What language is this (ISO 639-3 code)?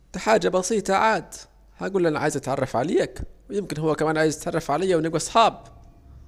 aec